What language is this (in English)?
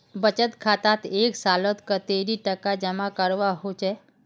Magahi